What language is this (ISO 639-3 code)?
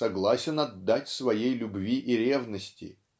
rus